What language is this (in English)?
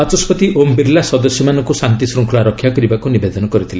Odia